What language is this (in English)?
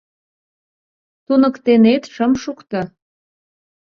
Mari